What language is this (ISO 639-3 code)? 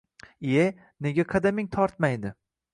uzb